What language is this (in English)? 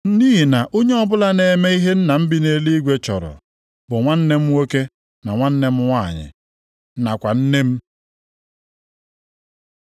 Igbo